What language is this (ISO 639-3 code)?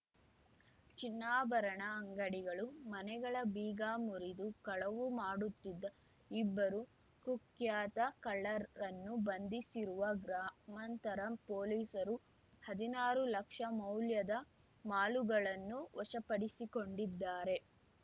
kan